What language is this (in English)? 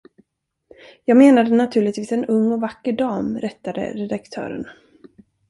Swedish